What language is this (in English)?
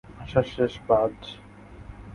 Bangla